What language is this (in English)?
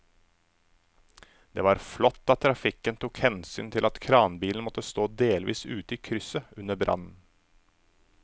Norwegian